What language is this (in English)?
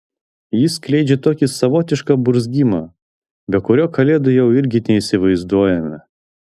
Lithuanian